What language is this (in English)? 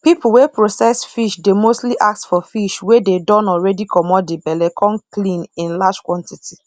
Nigerian Pidgin